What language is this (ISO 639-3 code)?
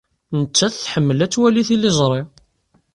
kab